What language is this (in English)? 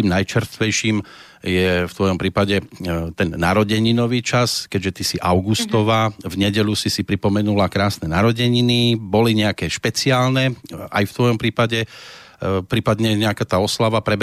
Slovak